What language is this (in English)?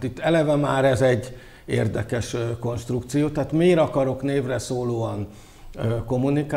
Hungarian